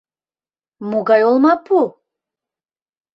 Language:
Mari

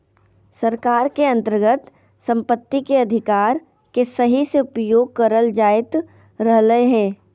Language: Magahi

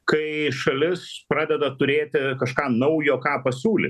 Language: Lithuanian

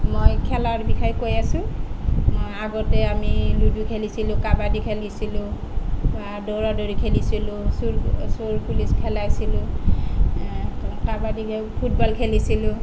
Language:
Assamese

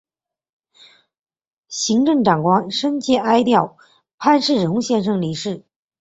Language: Chinese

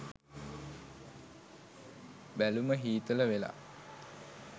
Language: Sinhala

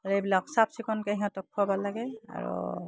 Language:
Assamese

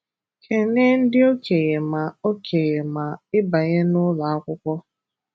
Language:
Igbo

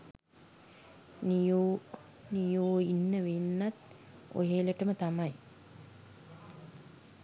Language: Sinhala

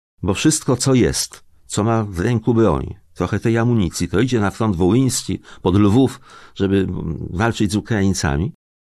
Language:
Polish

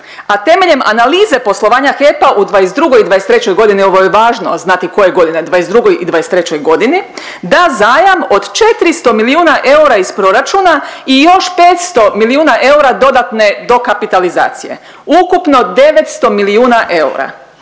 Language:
Croatian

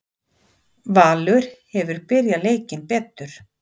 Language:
Icelandic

